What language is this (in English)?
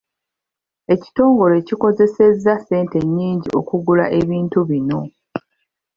Ganda